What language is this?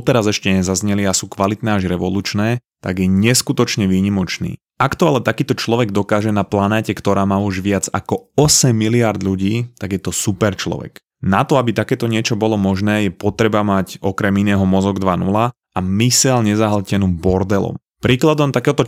Slovak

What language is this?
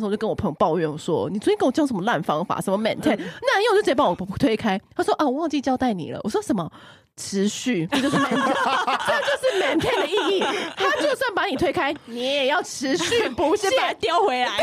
Chinese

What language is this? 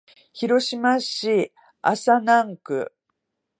Japanese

